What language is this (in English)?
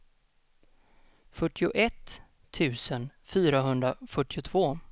Swedish